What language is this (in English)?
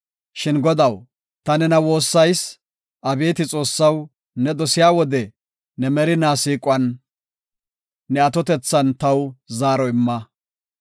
Gofa